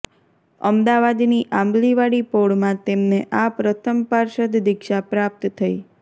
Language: Gujarati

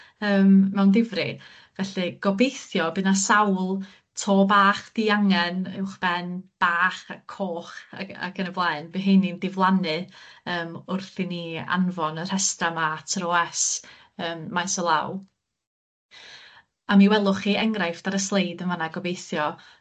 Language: Welsh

